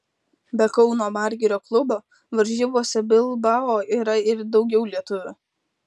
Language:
Lithuanian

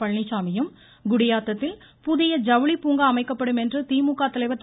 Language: Tamil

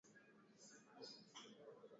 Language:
Swahili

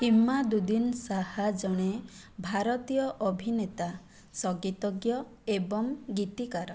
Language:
Odia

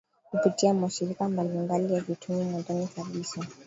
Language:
Swahili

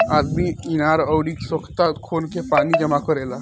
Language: Bhojpuri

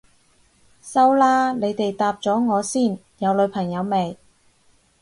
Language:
Cantonese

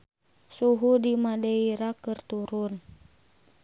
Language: Sundanese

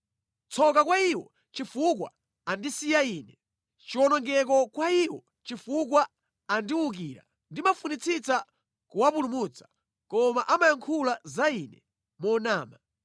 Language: Nyanja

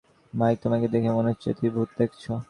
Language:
Bangla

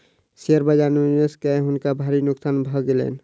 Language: Maithili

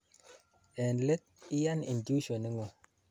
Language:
Kalenjin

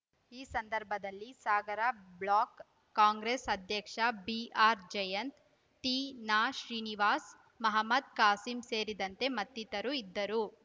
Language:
Kannada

